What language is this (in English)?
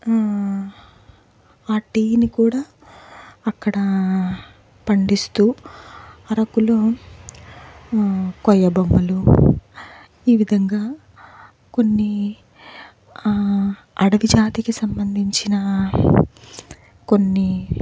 Telugu